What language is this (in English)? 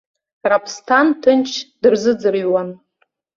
Abkhazian